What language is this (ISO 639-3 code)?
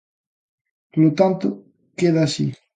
glg